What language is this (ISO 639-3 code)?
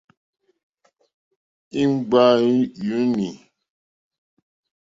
bri